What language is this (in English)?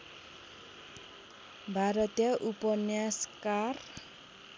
Nepali